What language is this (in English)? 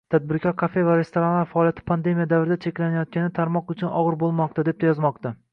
Uzbek